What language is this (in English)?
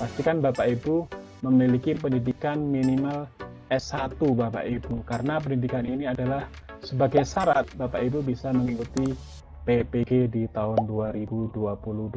Indonesian